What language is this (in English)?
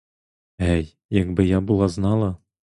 Ukrainian